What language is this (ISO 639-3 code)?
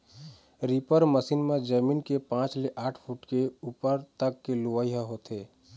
hne